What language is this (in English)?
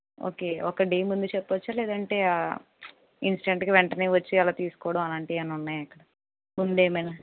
Telugu